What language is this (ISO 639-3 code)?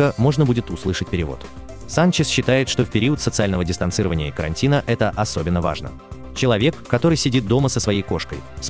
rus